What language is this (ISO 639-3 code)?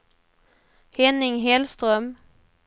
swe